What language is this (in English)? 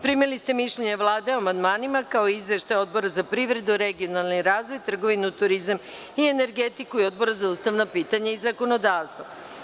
Serbian